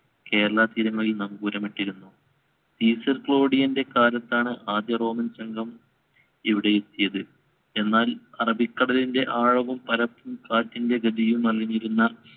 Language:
Malayalam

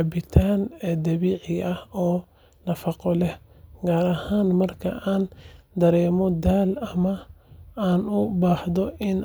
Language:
Somali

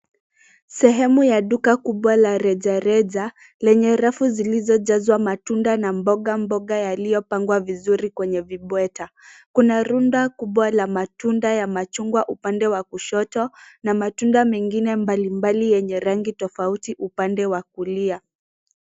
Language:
Swahili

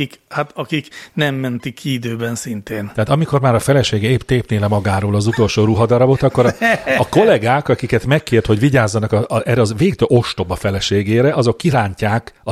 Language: Hungarian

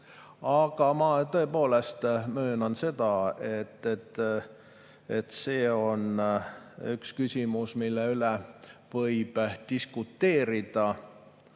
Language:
Estonian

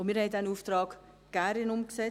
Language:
Swiss German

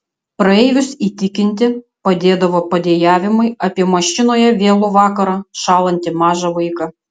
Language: Lithuanian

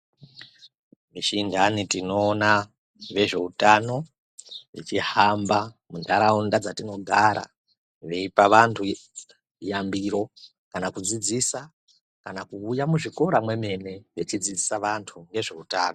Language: Ndau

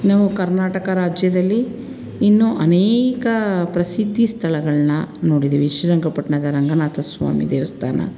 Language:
Kannada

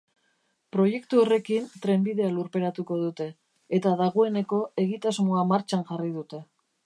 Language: Basque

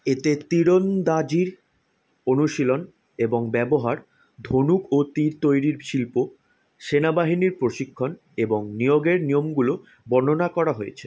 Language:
Bangla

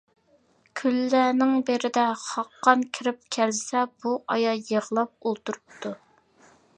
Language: Uyghur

